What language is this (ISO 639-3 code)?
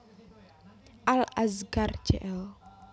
jav